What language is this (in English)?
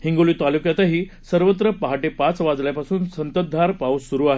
Marathi